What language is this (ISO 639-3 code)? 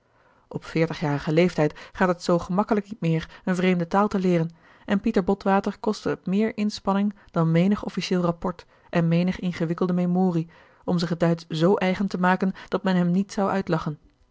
nld